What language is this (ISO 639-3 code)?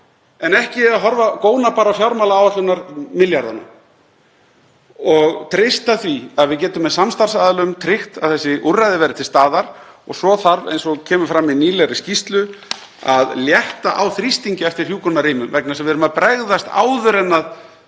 isl